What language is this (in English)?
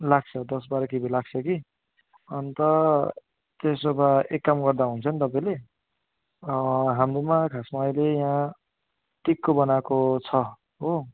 Nepali